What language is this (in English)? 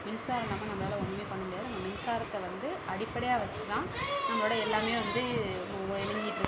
Tamil